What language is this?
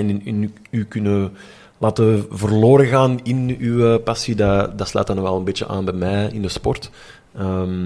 Dutch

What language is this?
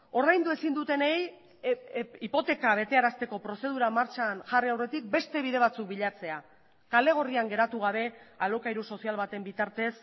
Basque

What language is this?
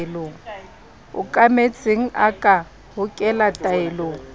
Southern Sotho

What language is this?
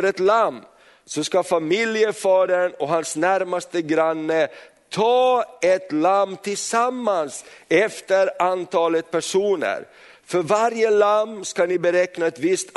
Swedish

